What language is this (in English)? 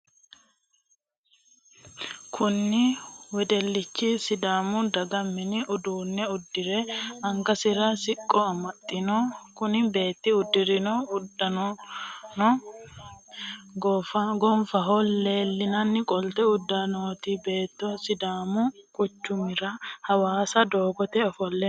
Sidamo